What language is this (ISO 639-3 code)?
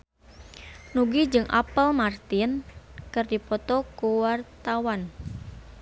sun